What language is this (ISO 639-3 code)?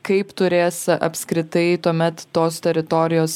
lit